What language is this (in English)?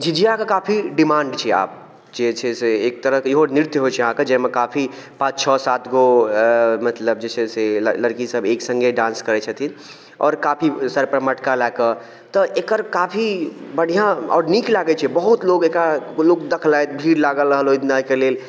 Maithili